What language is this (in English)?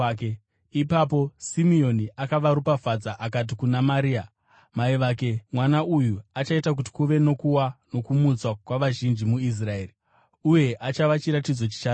Shona